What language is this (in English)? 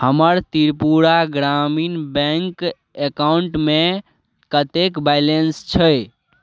Maithili